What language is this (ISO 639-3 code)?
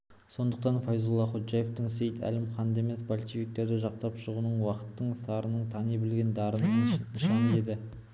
kaz